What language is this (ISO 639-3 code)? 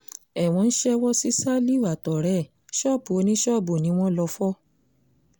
yor